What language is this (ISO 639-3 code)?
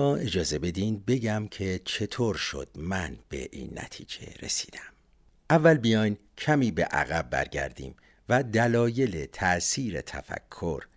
fas